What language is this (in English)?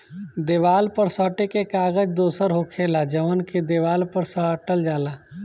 Bhojpuri